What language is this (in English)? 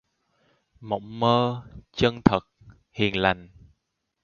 Vietnamese